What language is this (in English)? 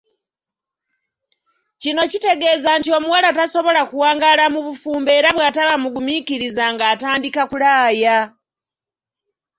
Ganda